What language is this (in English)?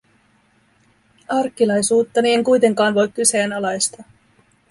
Finnish